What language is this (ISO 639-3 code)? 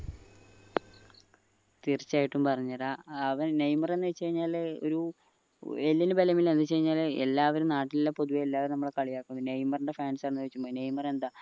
mal